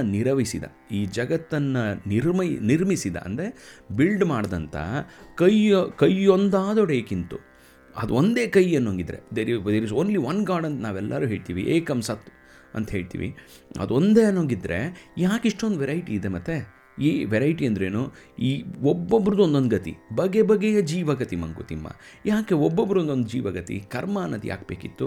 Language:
Kannada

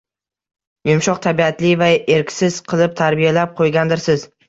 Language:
Uzbek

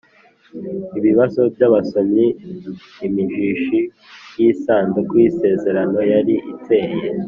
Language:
Kinyarwanda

